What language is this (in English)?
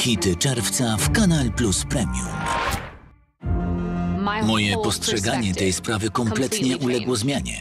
Polish